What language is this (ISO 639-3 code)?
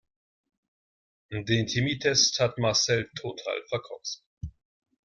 deu